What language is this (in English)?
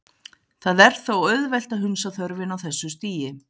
Icelandic